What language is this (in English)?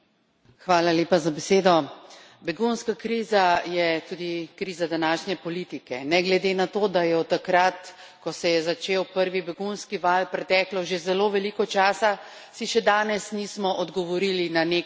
Slovenian